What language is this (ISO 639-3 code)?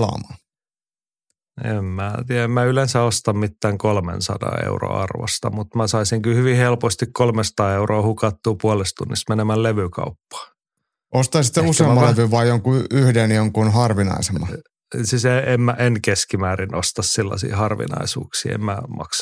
fin